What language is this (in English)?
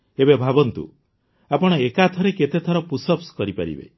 Odia